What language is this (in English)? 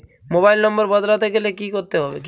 Bangla